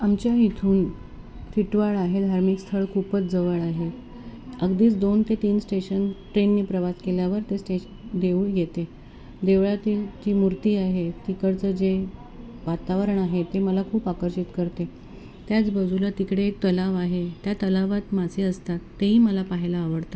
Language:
Marathi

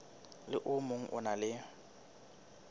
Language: Southern Sotho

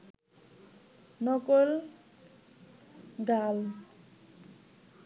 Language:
Bangla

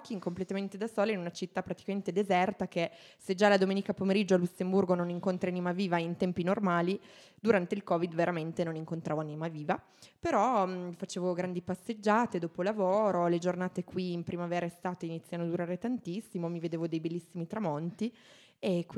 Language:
Italian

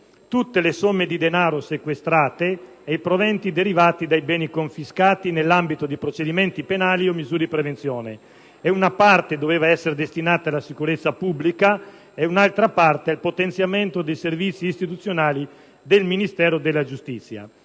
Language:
Italian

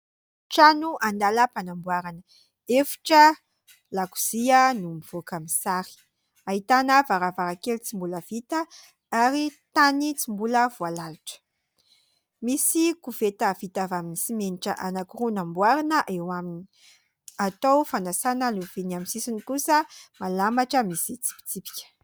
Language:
Malagasy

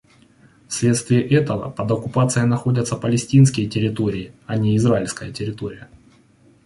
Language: Russian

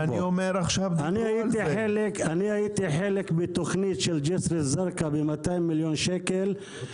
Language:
Hebrew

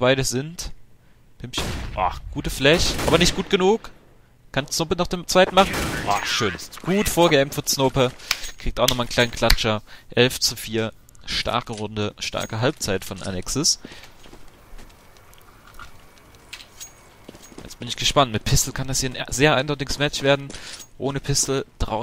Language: German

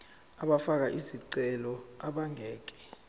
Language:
Zulu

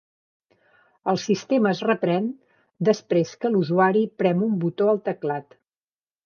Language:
Catalan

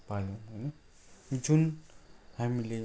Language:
Nepali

